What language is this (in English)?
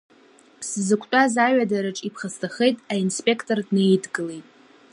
Abkhazian